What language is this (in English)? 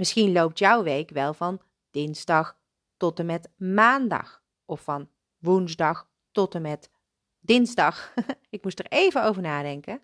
Dutch